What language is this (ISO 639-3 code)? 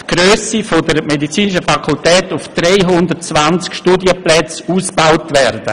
gsw